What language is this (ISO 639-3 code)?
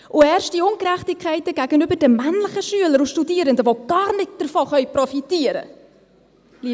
gsw